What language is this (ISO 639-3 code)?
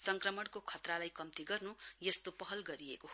nep